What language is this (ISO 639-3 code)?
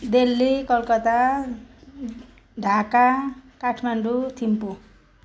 nep